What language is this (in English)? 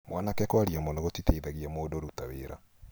Kikuyu